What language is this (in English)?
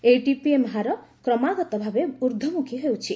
Odia